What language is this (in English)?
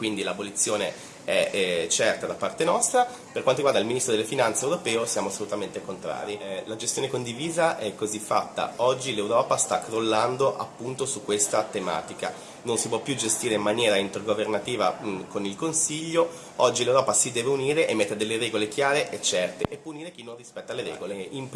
Italian